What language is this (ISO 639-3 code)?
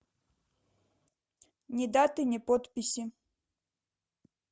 rus